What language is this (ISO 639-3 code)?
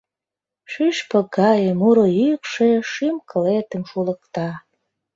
chm